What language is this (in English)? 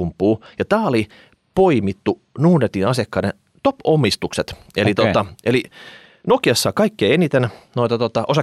Finnish